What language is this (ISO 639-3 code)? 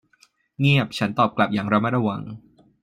tha